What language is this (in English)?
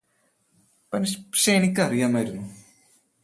Malayalam